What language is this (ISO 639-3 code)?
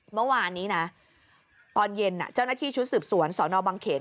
tha